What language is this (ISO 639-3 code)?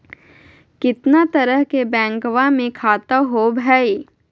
mag